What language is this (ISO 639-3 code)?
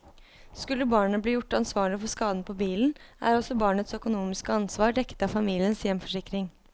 nor